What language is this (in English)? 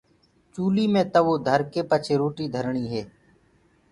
Gurgula